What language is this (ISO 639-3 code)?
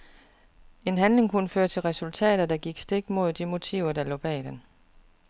dan